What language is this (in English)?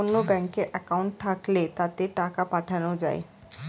Bangla